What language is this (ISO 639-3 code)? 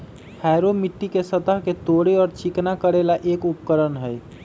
mag